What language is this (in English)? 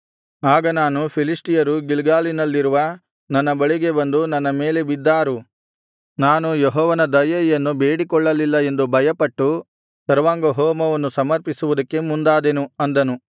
Kannada